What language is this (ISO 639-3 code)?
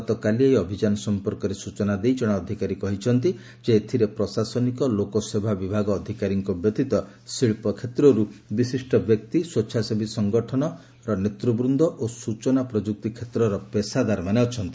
ori